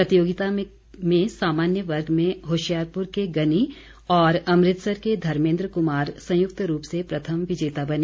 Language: Hindi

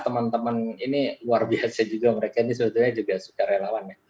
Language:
Indonesian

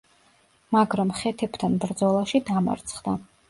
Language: Georgian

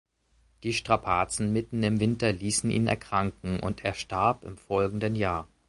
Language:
German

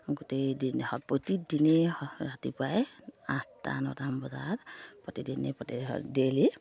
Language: Assamese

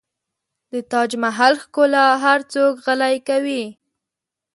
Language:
Pashto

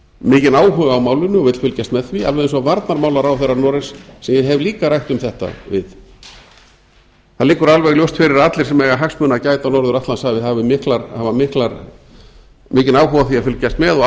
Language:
Icelandic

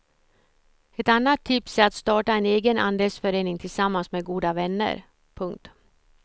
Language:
Swedish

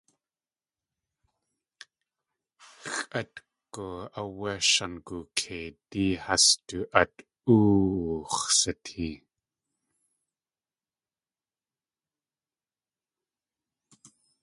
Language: Tlingit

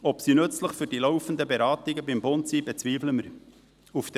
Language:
Swiss German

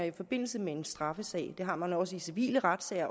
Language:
Danish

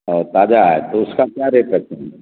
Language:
Urdu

